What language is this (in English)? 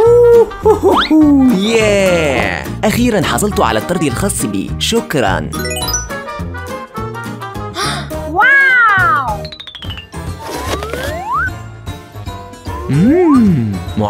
Arabic